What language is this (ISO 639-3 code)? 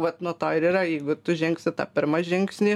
lit